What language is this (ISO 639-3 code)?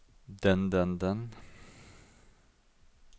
nor